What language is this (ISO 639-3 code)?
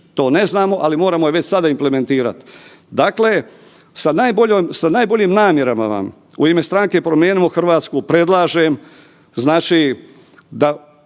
hrv